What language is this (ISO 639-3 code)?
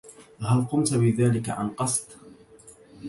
ara